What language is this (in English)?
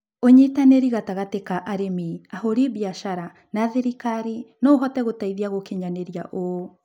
Kikuyu